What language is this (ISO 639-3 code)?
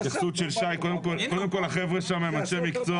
heb